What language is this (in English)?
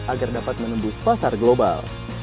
Indonesian